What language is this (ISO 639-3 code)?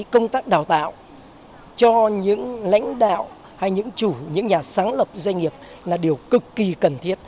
vie